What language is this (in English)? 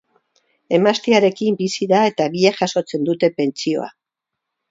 Basque